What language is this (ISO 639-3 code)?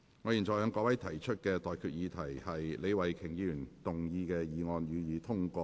yue